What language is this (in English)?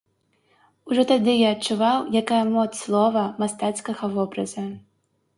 Belarusian